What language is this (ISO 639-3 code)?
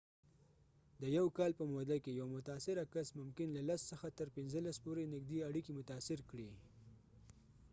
pus